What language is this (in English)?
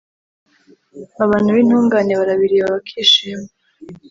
Kinyarwanda